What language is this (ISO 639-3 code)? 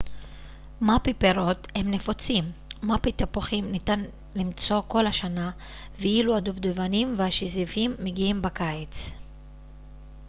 heb